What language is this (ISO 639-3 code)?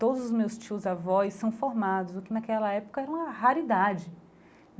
por